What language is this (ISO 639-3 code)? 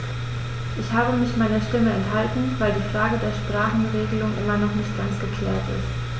deu